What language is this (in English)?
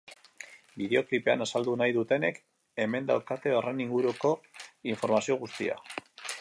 Basque